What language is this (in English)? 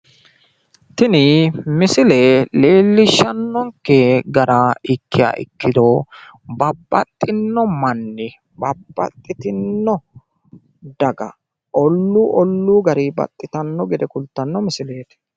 Sidamo